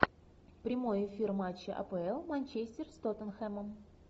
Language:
Russian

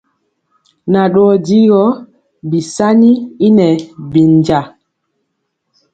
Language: Mpiemo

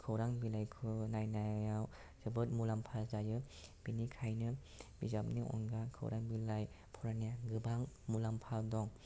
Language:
Bodo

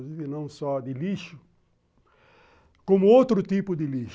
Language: Portuguese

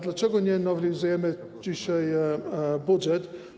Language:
Polish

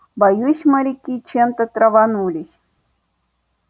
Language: Russian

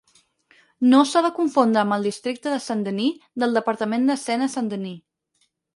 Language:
Catalan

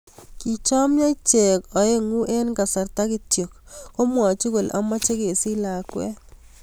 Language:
Kalenjin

